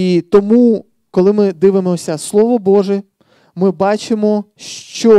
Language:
Ukrainian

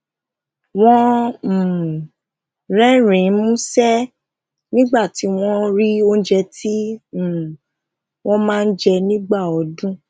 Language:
Yoruba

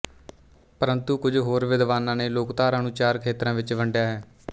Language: Punjabi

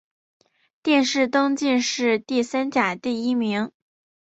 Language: Chinese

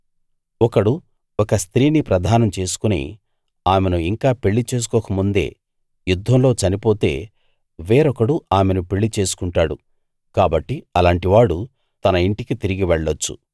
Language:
Telugu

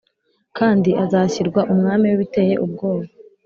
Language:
Kinyarwanda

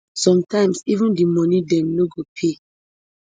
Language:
Nigerian Pidgin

